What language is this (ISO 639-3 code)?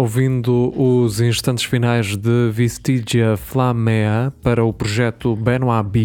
por